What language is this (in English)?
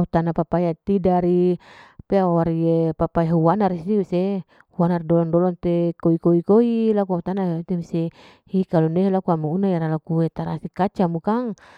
Larike-Wakasihu